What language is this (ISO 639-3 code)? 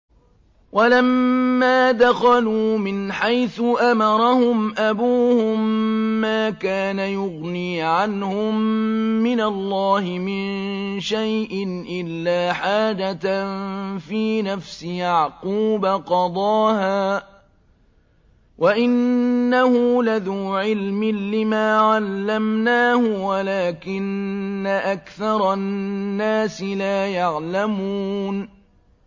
ara